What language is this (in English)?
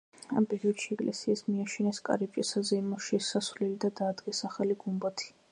Georgian